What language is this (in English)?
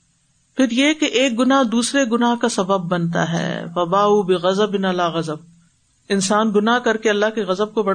Urdu